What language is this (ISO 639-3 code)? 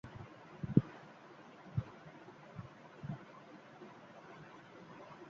urd